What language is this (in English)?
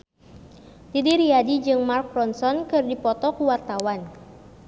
Sundanese